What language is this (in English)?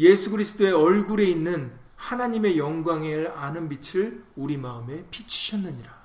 Korean